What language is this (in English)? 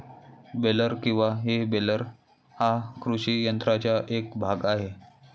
Marathi